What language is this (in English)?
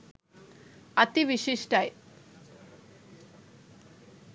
Sinhala